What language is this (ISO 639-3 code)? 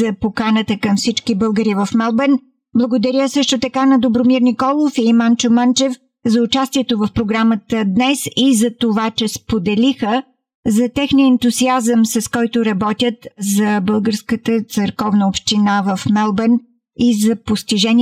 bul